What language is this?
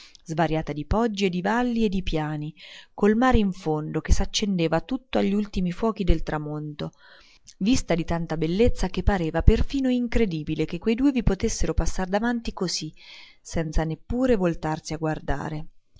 Italian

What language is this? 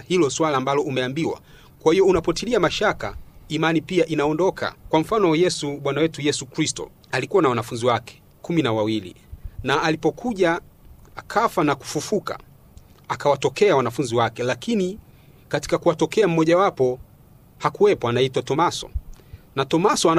Swahili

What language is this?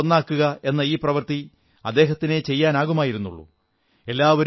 Malayalam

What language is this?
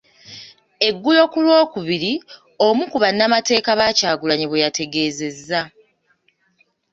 Ganda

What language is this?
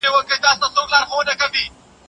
Pashto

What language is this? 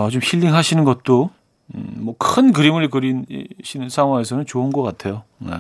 Korean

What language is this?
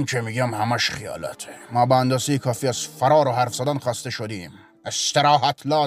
Persian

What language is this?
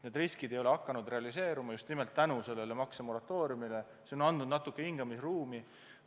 Estonian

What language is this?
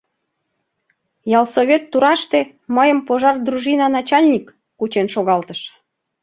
Mari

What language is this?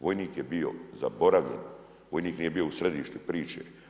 Croatian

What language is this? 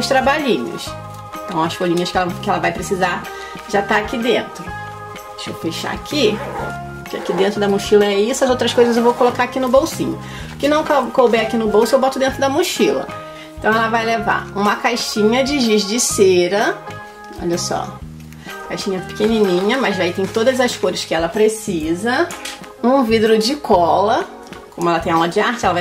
Portuguese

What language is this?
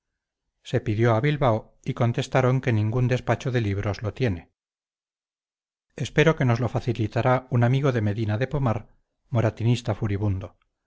Spanish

